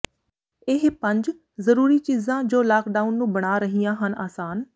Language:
Punjabi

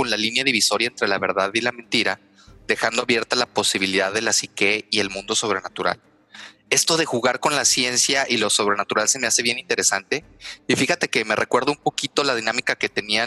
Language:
Spanish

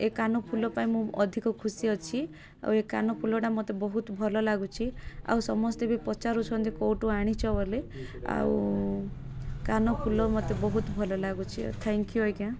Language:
Odia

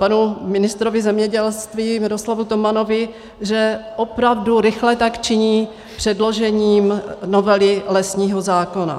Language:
Czech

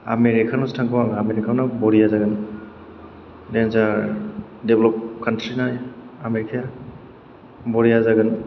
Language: Bodo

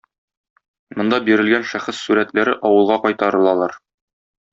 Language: Tatar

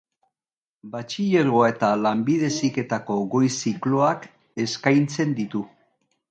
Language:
Basque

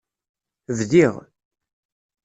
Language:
Kabyle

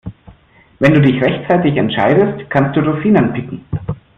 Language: German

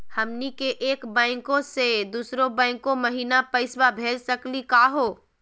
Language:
Magahi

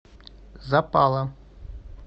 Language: Russian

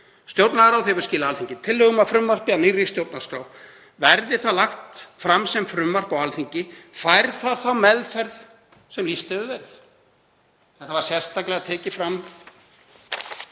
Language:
Icelandic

